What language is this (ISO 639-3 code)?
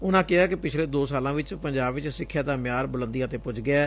pan